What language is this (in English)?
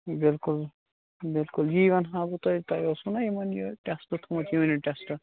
Kashmiri